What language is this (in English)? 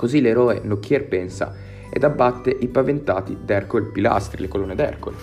Italian